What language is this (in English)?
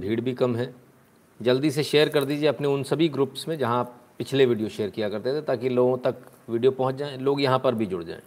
Hindi